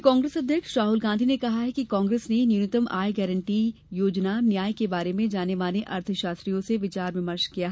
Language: Hindi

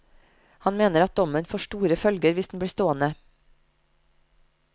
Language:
Norwegian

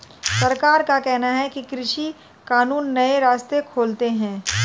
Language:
Hindi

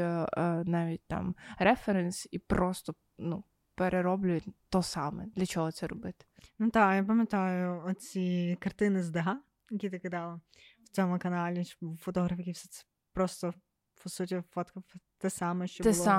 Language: Ukrainian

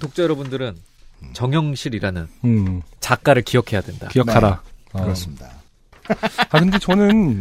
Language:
Korean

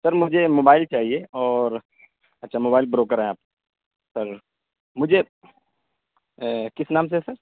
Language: Urdu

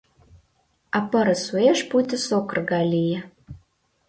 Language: Mari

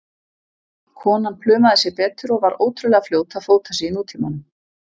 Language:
Icelandic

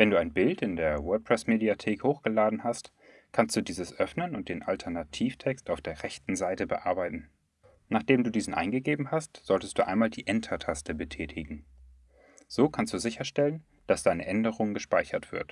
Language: German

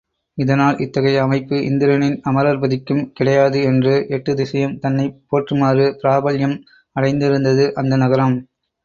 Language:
Tamil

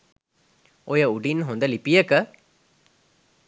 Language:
Sinhala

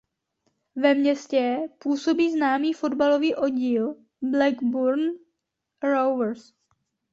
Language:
Czech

